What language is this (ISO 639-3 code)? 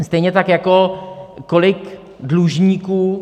ces